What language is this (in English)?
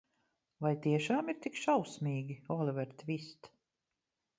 Latvian